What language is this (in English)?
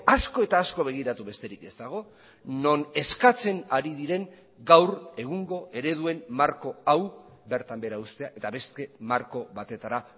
Basque